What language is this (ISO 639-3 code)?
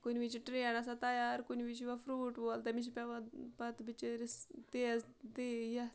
kas